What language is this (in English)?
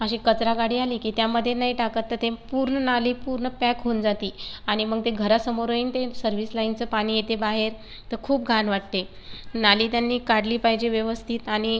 Marathi